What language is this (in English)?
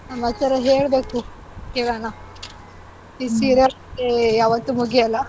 Kannada